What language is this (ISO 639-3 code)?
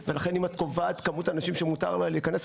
heb